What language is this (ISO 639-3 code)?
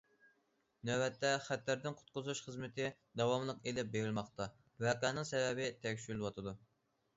uig